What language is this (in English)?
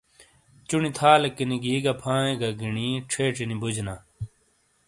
Shina